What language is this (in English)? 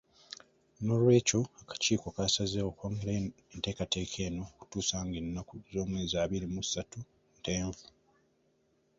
Ganda